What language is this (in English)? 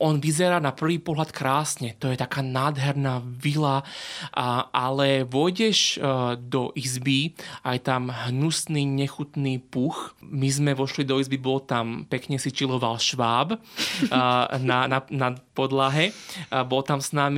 Slovak